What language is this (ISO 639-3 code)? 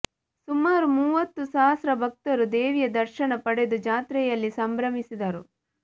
kan